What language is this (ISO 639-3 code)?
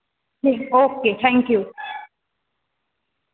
doi